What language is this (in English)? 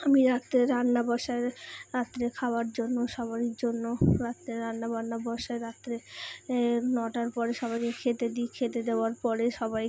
Bangla